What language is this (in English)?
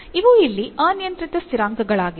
Kannada